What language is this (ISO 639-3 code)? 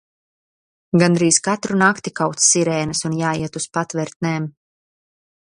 lav